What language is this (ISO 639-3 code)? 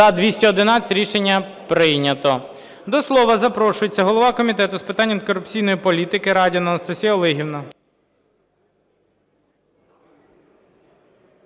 ukr